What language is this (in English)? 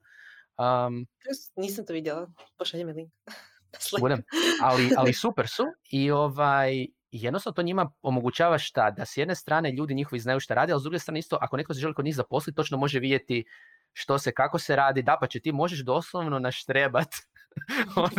Croatian